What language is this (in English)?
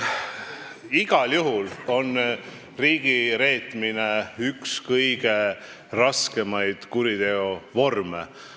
Estonian